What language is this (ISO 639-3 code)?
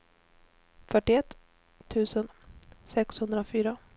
swe